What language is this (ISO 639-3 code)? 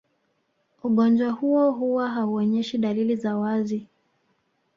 swa